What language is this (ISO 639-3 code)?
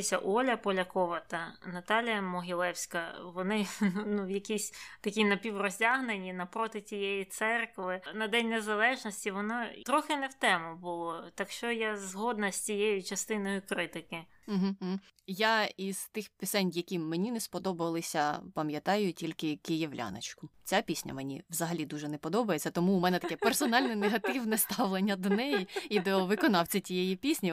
ukr